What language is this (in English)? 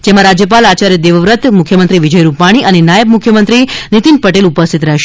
Gujarati